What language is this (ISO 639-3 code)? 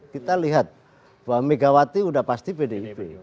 ind